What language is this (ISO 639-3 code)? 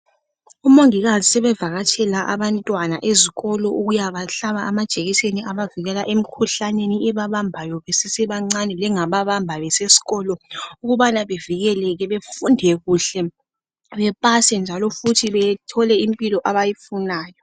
nde